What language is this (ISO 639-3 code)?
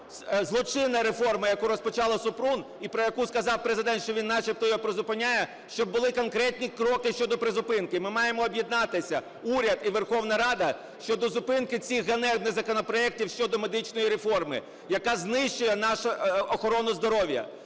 ukr